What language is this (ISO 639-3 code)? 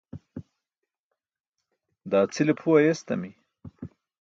bsk